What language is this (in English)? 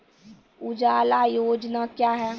Maithili